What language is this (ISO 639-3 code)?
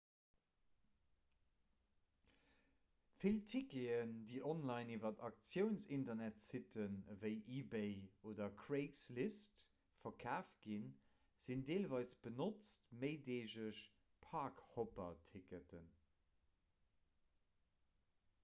ltz